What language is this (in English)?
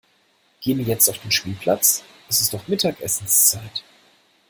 German